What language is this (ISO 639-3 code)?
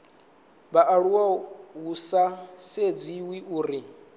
ven